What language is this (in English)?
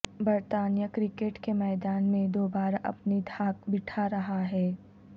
Urdu